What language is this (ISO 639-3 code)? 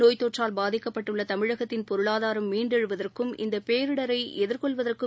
tam